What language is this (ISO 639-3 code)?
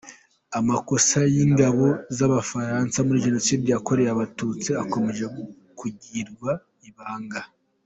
kin